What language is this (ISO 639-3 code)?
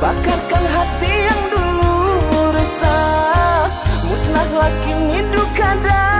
ind